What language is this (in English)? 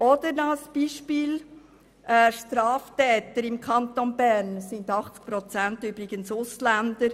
Swiss German